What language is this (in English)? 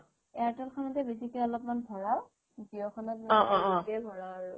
Assamese